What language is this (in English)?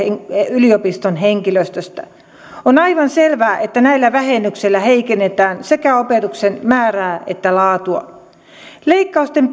Finnish